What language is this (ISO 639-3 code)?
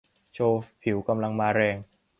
tha